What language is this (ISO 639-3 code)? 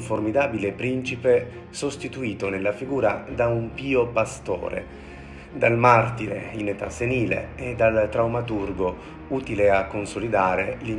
ita